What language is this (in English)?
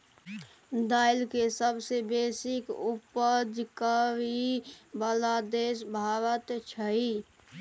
Maithili